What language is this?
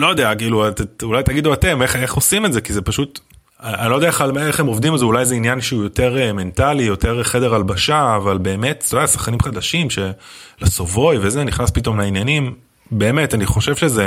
Hebrew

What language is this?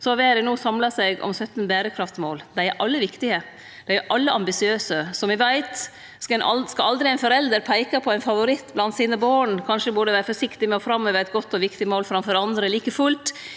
Norwegian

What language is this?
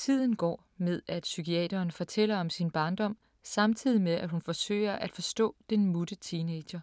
Danish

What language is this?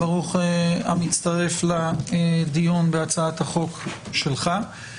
Hebrew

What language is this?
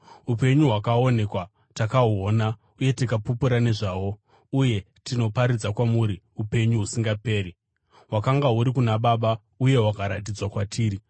Shona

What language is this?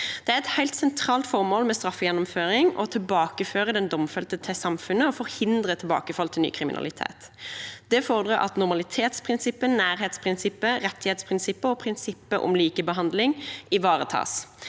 Norwegian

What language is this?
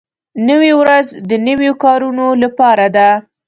Pashto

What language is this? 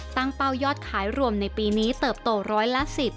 Thai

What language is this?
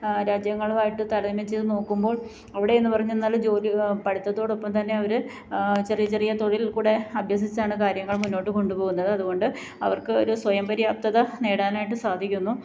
Malayalam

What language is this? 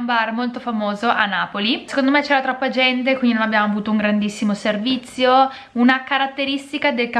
Italian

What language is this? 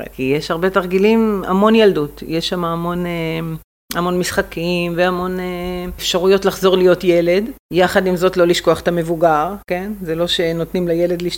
Hebrew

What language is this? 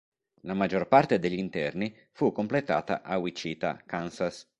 Italian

